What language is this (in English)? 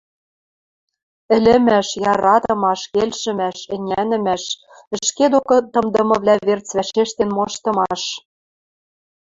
Western Mari